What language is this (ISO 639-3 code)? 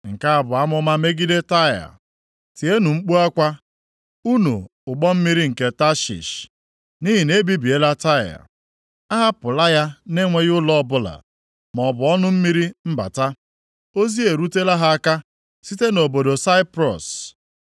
ibo